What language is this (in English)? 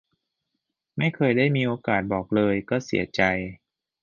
Thai